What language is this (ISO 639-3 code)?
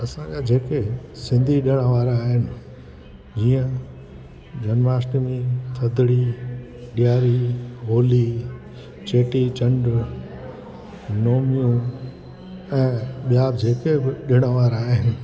snd